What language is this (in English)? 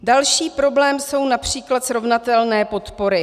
Czech